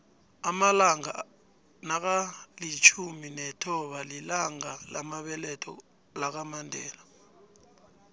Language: South Ndebele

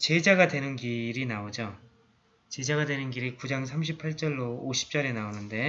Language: Korean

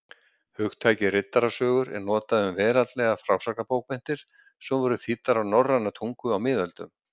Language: Icelandic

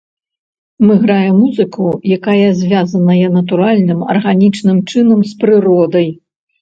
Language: Belarusian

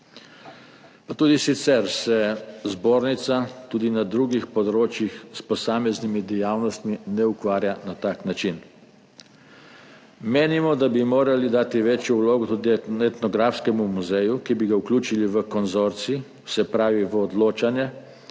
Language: Slovenian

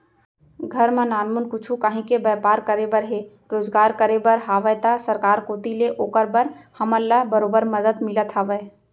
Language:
Chhattisgarhi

